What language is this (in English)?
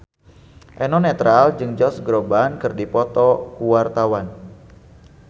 Sundanese